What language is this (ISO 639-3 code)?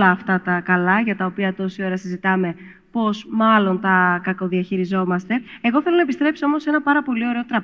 ell